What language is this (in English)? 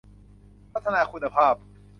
Thai